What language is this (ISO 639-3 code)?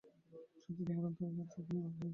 ben